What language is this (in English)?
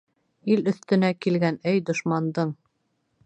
Bashkir